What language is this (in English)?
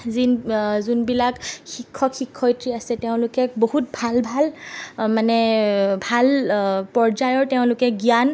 Assamese